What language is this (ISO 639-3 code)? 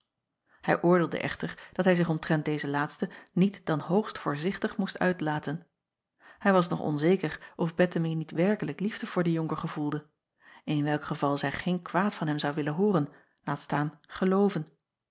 nld